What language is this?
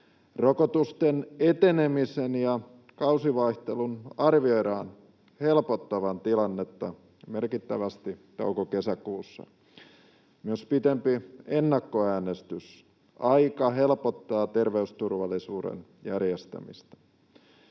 Finnish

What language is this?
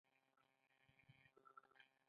Pashto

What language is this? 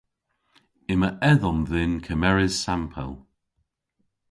Cornish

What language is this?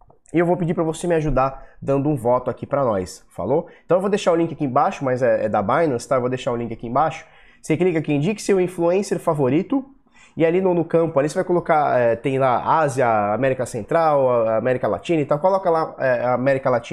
Portuguese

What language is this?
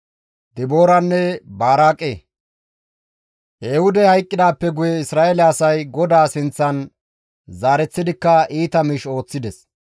Gamo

